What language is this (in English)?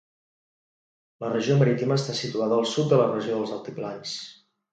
Catalan